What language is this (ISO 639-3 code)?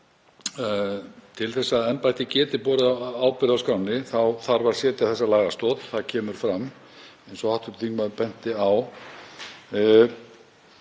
isl